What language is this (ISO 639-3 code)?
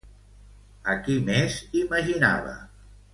cat